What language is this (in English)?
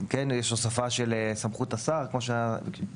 Hebrew